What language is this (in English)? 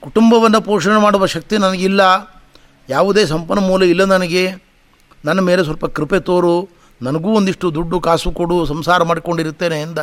Kannada